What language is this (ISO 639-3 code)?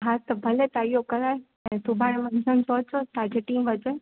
snd